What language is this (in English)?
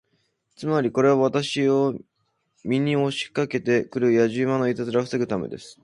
Japanese